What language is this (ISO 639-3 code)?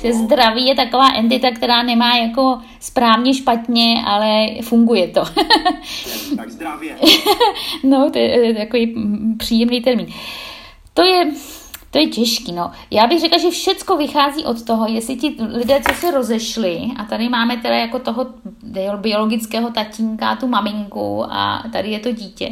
ces